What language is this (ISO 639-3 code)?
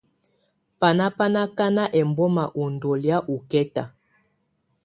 tvu